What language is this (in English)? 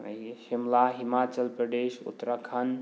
Manipuri